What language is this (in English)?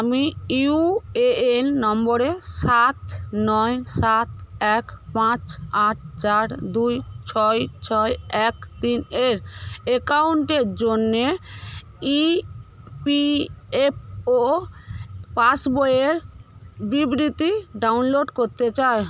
Bangla